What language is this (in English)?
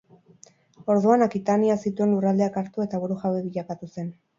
Basque